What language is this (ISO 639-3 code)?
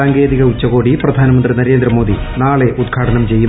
mal